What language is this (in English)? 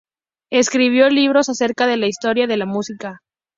Spanish